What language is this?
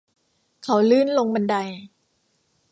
Thai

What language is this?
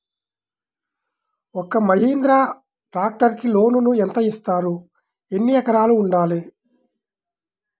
Telugu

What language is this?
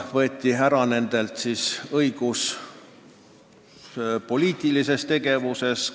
Estonian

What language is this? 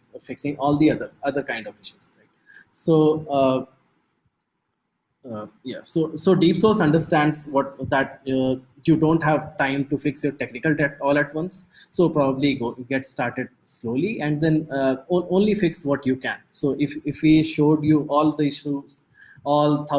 English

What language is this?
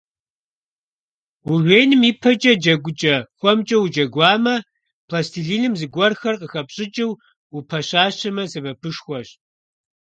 Kabardian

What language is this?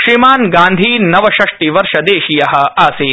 Sanskrit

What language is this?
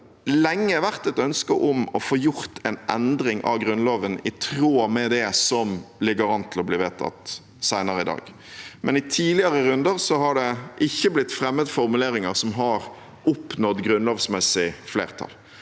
Norwegian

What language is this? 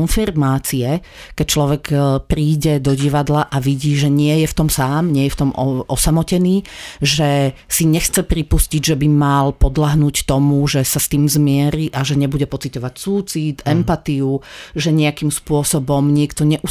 Slovak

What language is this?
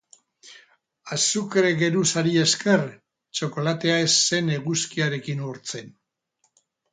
Basque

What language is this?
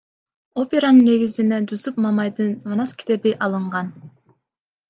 Kyrgyz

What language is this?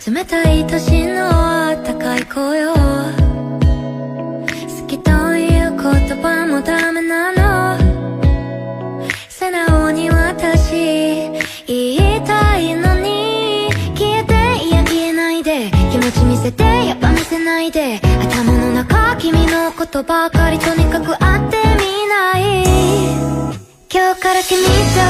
Korean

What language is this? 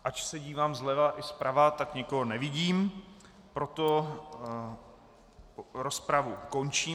Czech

